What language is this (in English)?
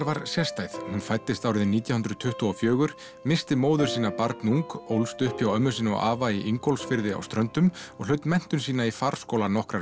Icelandic